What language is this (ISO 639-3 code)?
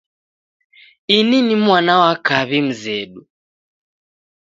dav